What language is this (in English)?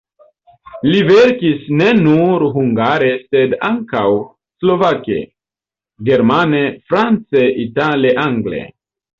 Esperanto